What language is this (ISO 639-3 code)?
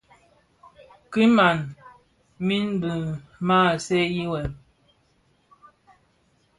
ksf